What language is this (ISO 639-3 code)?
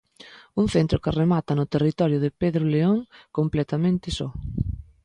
glg